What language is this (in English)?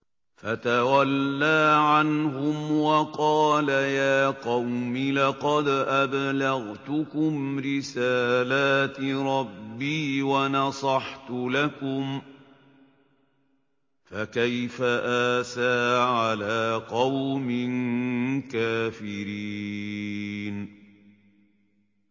Arabic